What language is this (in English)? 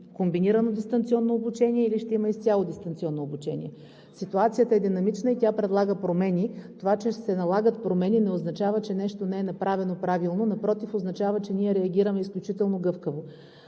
Bulgarian